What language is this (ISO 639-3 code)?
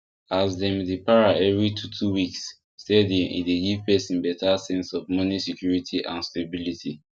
pcm